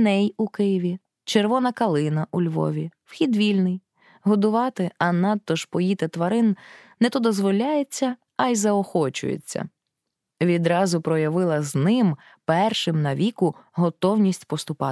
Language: Ukrainian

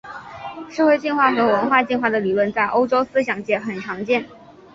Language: Chinese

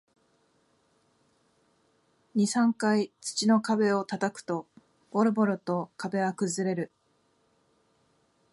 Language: Japanese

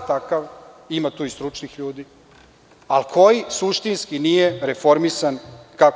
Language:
Serbian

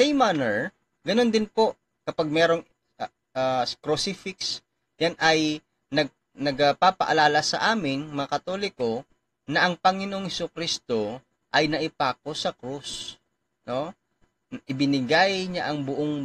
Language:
Filipino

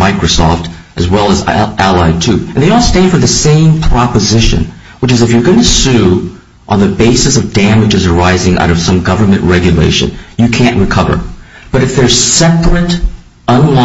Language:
English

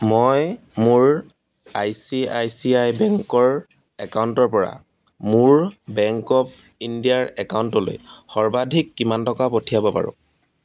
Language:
Assamese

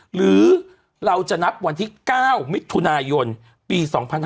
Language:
Thai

